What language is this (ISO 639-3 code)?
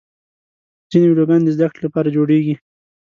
pus